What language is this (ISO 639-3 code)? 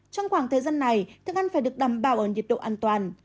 vie